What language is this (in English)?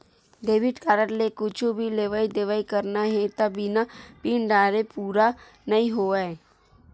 Chhattisgarhi